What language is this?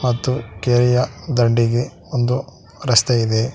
Kannada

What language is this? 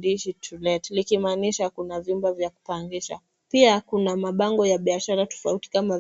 Swahili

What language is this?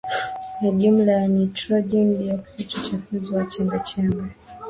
Swahili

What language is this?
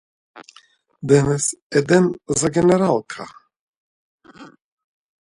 Macedonian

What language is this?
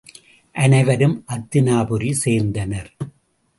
Tamil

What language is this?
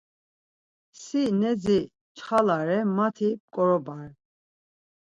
Laz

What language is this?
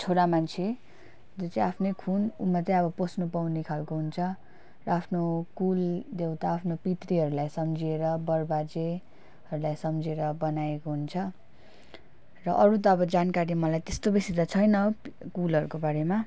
Nepali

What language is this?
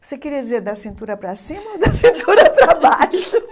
Portuguese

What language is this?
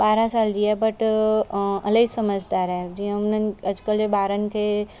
Sindhi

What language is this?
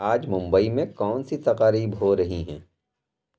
Urdu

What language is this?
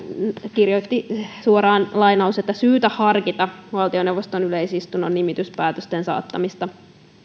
Finnish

